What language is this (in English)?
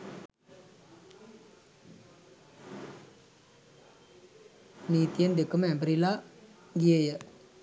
Sinhala